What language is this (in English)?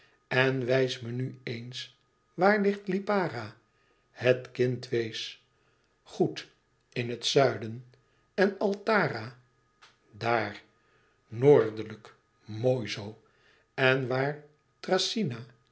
Dutch